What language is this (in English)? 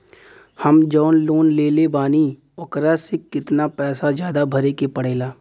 Bhojpuri